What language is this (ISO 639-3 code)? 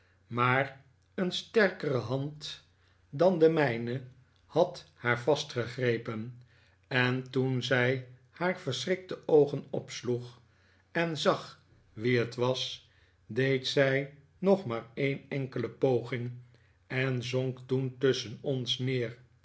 nld